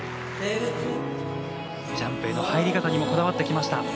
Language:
Japanese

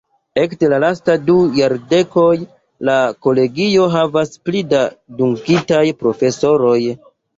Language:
Esperanto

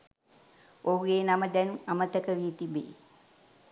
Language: Sinhala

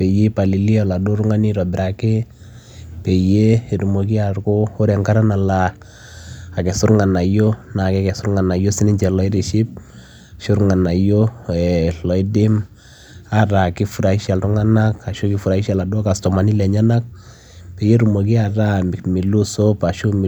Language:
Masai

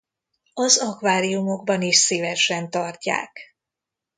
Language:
Hungarian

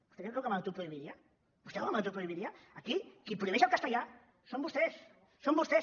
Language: Catalan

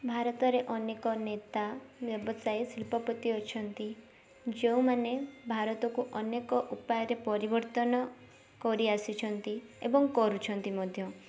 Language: Odia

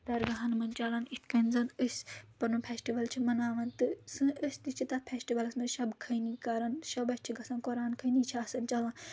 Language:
Kashmiri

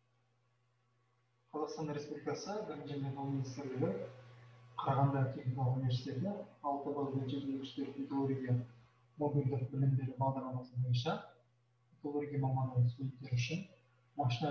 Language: Turkish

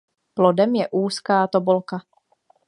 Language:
Czech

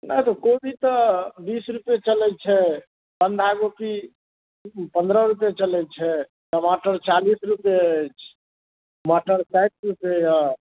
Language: Maithili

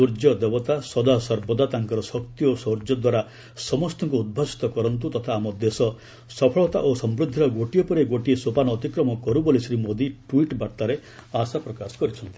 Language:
Odia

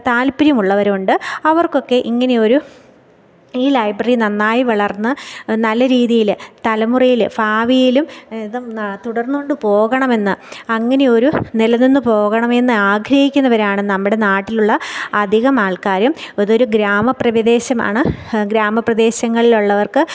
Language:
Malayalam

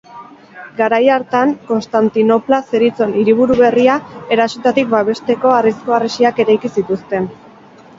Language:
Basque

